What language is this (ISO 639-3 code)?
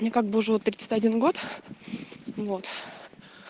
rus